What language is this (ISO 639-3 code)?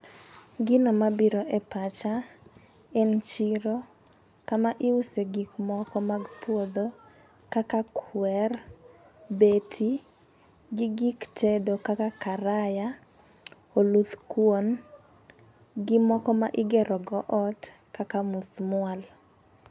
luo